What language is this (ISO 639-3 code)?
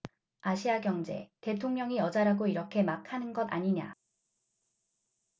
kor